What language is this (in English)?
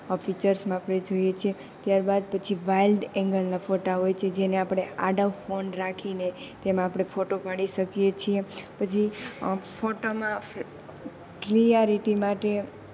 Gujarati